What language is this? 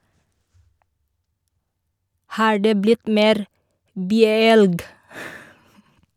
Norwegian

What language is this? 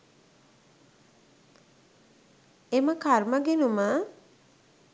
Sinhala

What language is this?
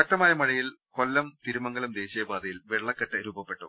Malayalam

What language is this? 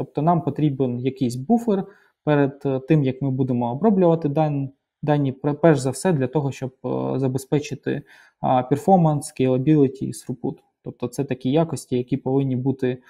Ukrainian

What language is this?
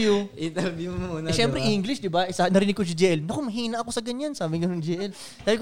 Filipino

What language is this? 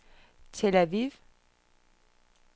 Danish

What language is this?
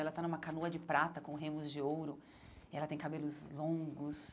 Portuguese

